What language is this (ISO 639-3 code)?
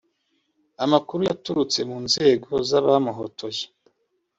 kin